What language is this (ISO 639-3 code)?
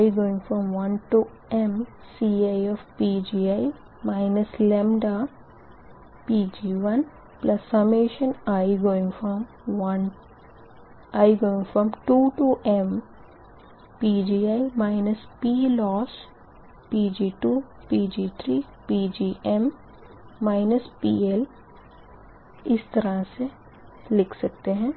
hin